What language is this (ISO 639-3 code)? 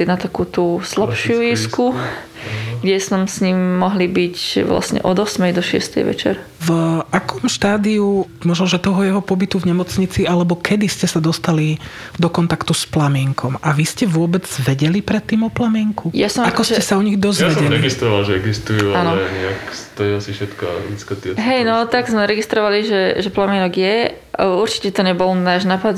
slk